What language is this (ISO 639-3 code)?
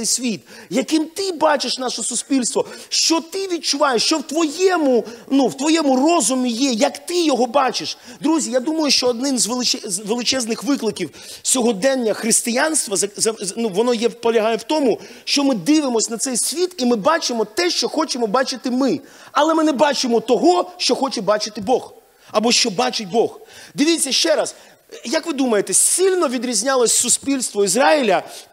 ukr